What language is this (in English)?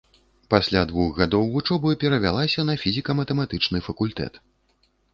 Belarusian